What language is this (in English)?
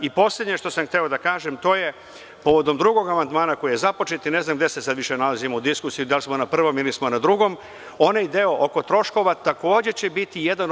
Serbian